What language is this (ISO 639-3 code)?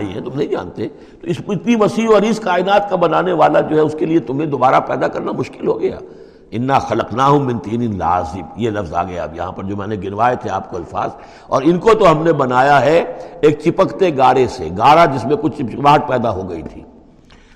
urd